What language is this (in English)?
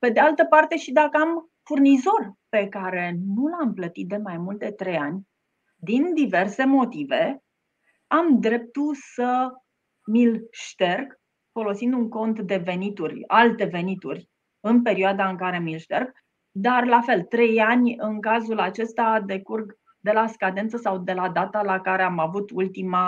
Romanian